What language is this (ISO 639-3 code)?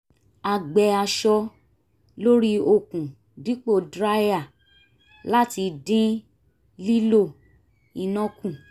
yor